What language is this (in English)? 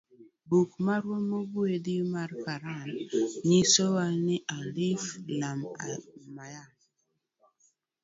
Luo (Kenya and Tanzania)